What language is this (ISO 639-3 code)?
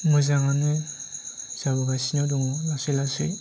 brx